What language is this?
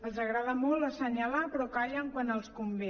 Catalan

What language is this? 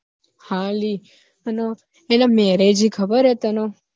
Gujarati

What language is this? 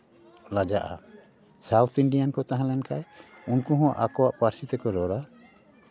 Santali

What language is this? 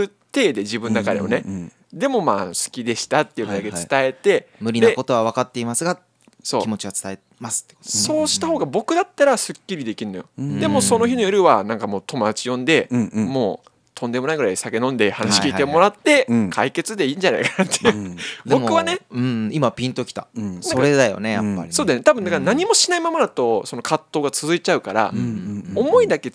Japanese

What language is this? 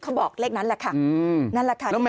Thai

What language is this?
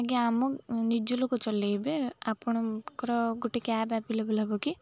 Odia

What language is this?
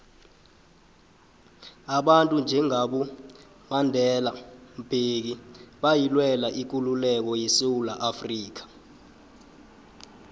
South Ndebele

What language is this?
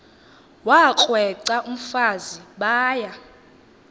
Xhosa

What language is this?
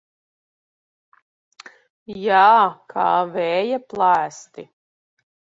Latvian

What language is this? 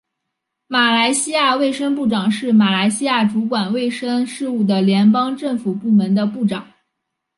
Chinese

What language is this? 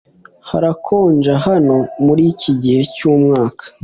Kinyarwanda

